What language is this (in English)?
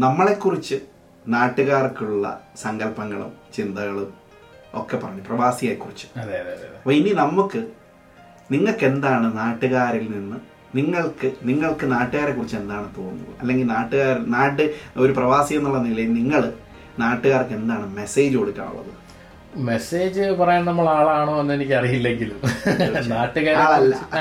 Malayalam